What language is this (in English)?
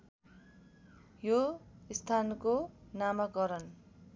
Nepali